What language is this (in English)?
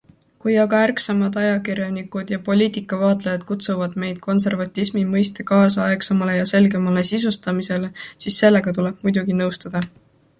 Estonian